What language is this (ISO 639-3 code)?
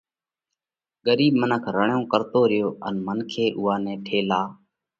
kvx